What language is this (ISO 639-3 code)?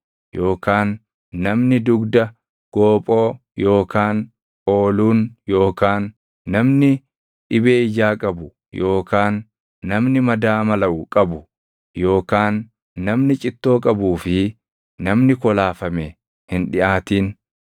orm